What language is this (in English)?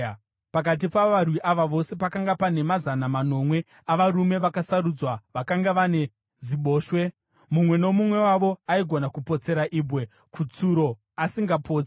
Shona